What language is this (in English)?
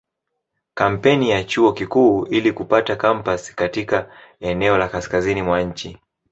Swahili